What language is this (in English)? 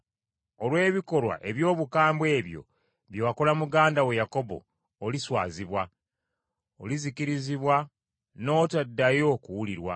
Ganda